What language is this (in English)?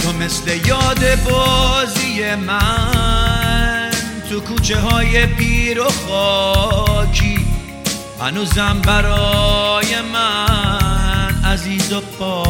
Persian